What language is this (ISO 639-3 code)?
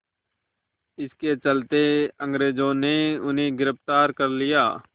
hin